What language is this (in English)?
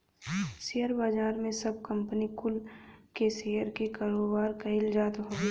Bhojpuri